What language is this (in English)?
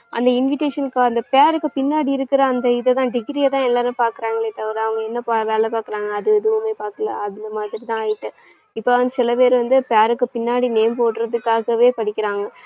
Tamil